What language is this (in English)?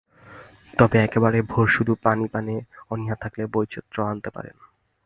Bangla